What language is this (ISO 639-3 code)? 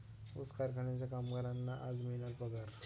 mar